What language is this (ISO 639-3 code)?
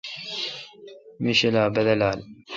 xka